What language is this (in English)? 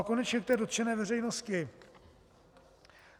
Czech